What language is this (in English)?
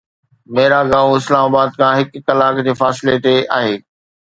Sindhi